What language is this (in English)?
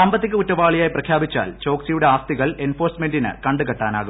Malayalam